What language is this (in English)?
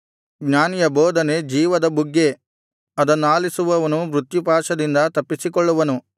Kannada